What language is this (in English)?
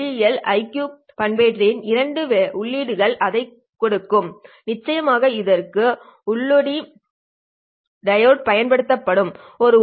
Tamil